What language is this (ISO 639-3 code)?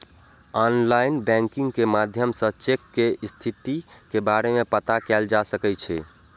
mai